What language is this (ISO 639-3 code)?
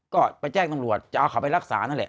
tha